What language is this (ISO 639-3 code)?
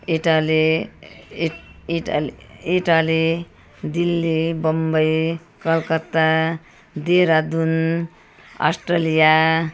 nep